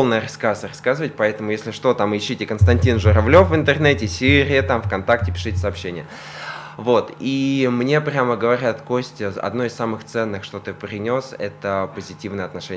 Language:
Russian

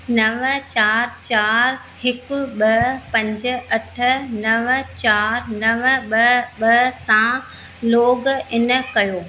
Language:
Sindhi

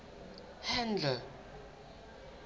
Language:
Southern Sotho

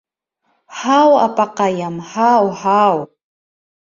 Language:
Bashkir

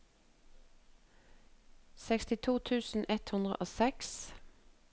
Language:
Norwegian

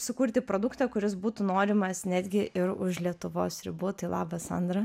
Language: Lithuanian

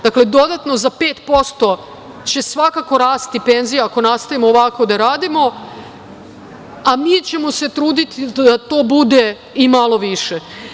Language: Serbian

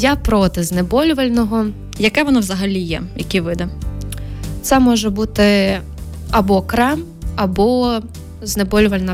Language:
Ukrainian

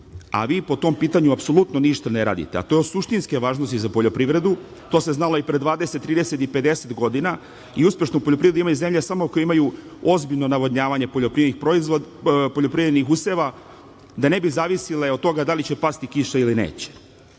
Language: Serbian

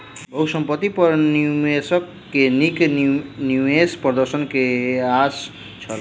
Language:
Maithili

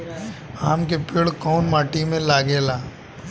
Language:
Bhojpuri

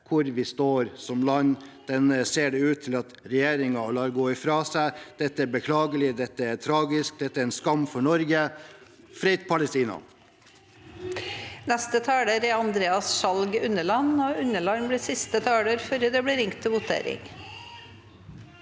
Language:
Norwegian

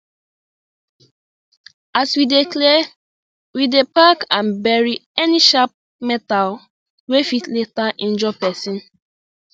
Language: Nigerian Pidgin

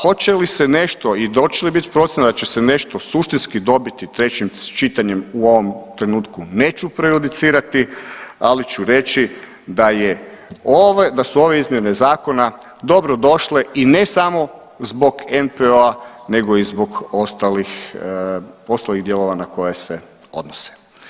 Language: Croatian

